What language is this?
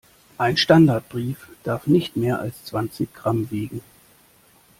German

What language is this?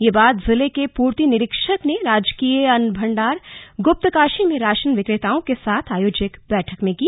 Hindi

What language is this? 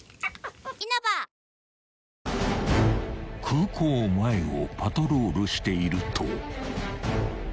Japanese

